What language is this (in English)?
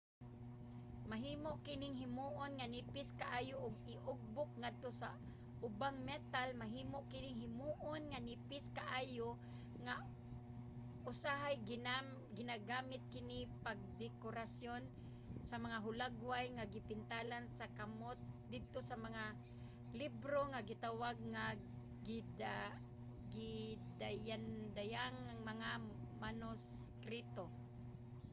Cebuano